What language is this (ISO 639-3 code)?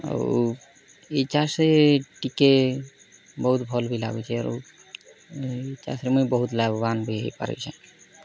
ori